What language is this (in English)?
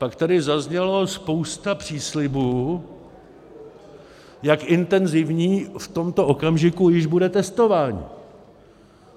Czech